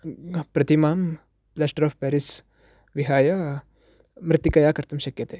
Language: Sanskrit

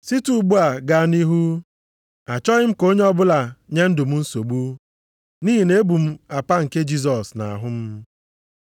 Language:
Igbo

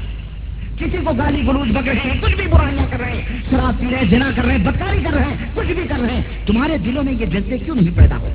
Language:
Urdu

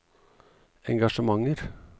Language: Norwegian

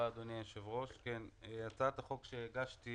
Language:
Hebrew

